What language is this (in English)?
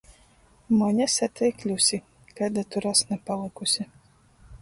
Latgalian